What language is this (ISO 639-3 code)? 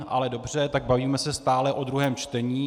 ces